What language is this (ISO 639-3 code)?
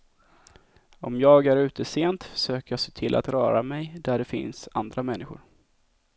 swe